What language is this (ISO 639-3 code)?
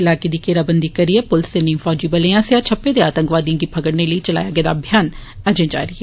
doi